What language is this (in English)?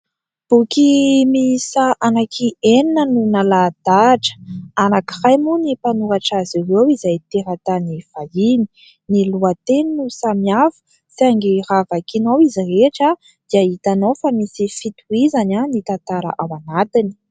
Malagasy